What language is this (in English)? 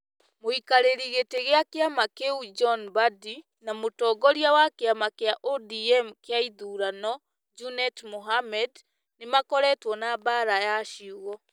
Kikuyu